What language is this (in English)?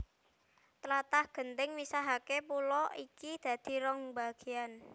Javanese